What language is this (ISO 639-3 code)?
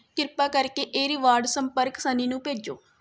pan